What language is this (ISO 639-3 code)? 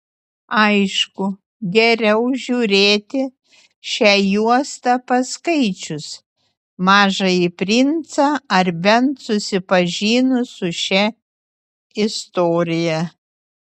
lit